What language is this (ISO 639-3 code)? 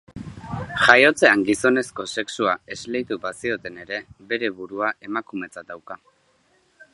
eus